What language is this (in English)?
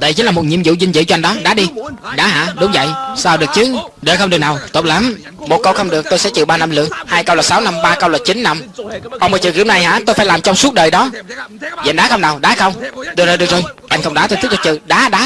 Vietnamese